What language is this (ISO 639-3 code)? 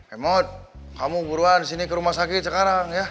ind